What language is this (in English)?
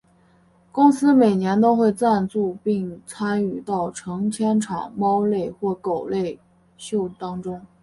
Chinese